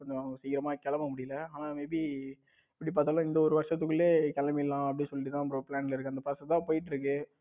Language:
Tamil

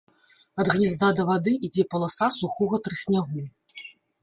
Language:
Belarusian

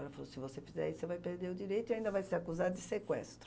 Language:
Portuguese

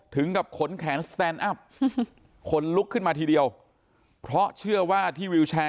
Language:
Thai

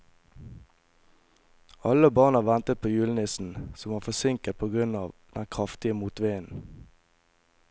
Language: Norwegian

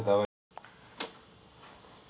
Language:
Telugu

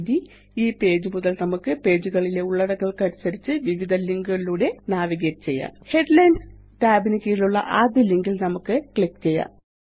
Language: Malayalam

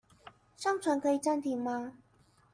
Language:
Chinese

